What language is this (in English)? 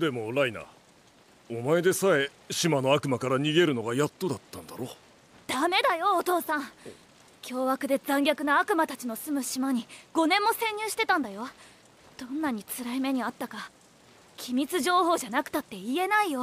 Japanese